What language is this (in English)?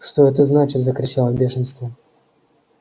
Russian